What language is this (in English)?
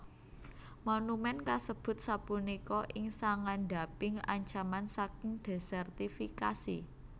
Javanese